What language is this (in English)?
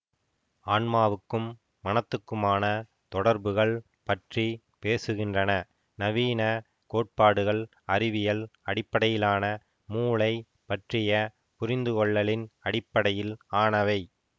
Tamil